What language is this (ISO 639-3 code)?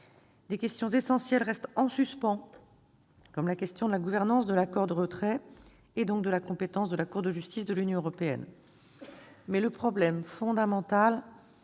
fra